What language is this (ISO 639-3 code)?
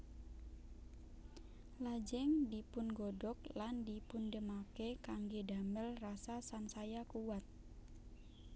jav